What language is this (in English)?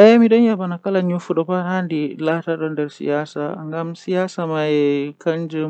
Western Niger Fulfulde